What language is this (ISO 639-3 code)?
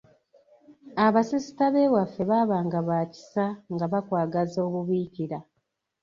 lug